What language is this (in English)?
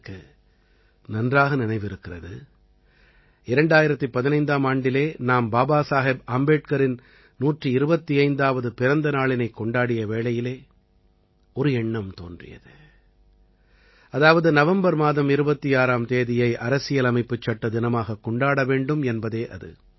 Tamil